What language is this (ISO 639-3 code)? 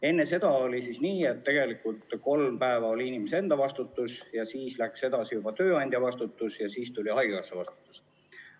est